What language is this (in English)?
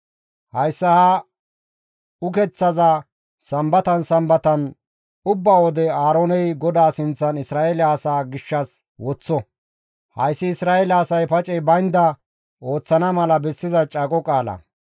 Gamo